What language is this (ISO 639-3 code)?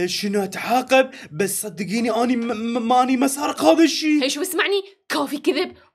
ara